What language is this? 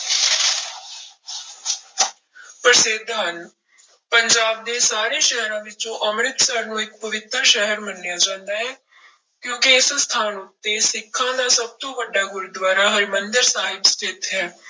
Punjabi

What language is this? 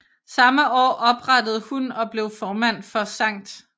Danish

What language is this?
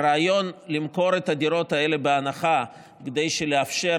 Hebrew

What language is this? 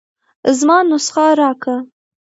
Pashto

